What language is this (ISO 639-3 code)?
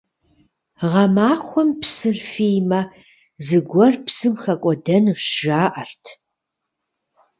kbd